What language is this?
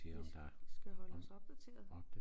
Danish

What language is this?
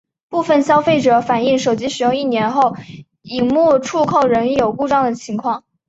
Chinese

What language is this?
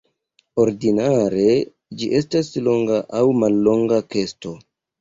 Esperanto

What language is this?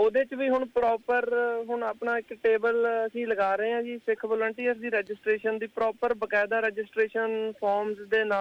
Punjabi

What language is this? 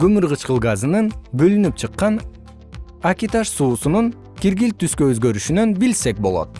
Kyrgyz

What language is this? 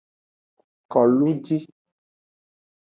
Aja (Benin)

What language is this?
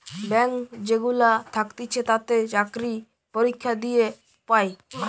Bangla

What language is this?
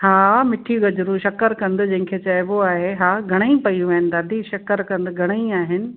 Sindhi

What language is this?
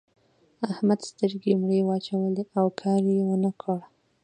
Pashto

